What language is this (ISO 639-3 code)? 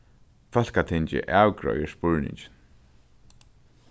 fao